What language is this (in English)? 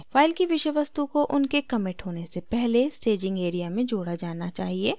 Hindi